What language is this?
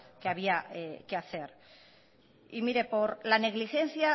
Spanish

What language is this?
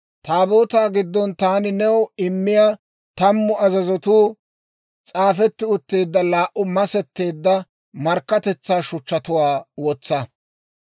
Dawro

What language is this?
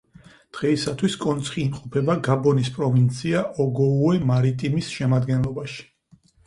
Georgian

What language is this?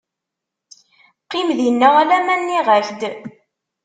Kabyle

